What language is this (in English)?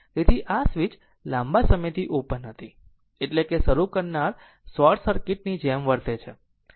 Gujarati